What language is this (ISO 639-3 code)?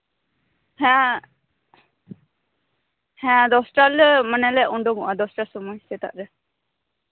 sat